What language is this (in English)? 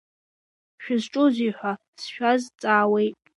Abkhazian